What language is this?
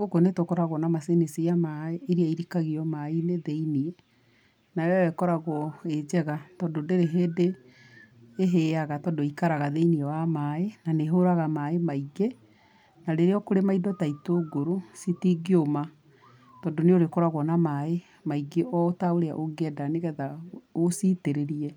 Kikuyu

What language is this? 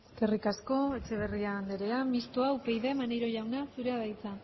Basque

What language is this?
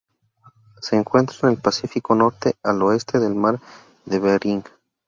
Spanish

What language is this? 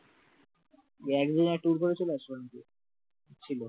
Bangla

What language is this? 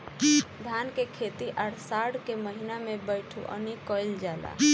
Bhojpuri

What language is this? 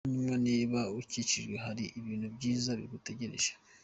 Kinyarwanda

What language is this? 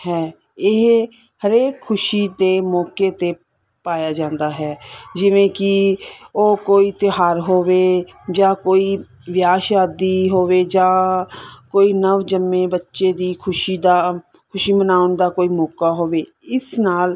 Punjabi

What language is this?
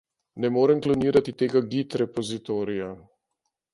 Slovenian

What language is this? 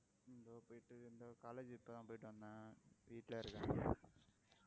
Tamil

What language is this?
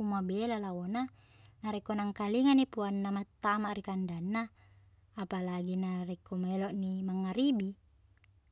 Buginese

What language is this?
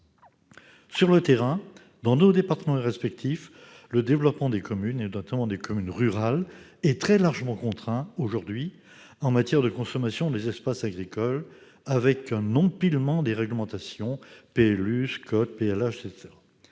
French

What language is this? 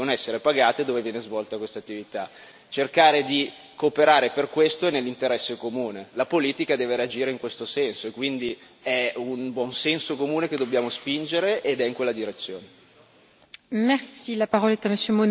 Italian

